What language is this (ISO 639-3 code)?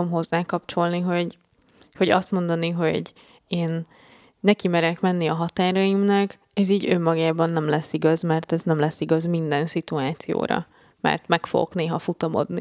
hun